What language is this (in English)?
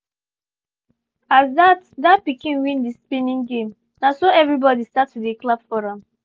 Nigerian Pidgin